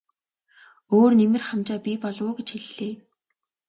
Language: Mongolian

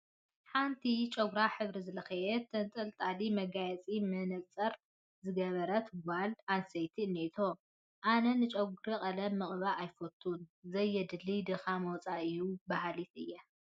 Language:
Tigrinya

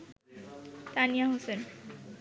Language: Bangla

